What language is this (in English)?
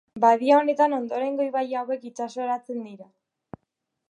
Basque